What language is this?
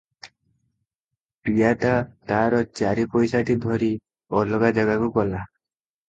Odia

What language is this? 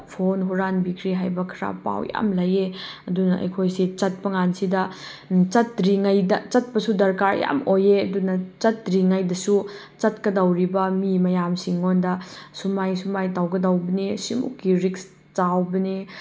Manipuri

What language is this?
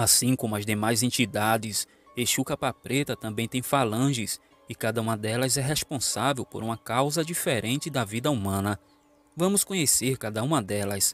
Portuguese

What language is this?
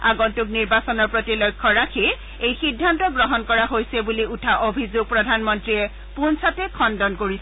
Assamese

